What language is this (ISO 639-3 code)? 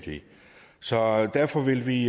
dan